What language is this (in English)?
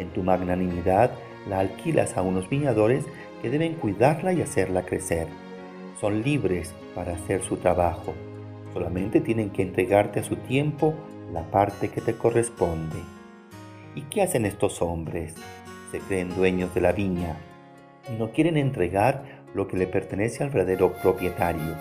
Spanish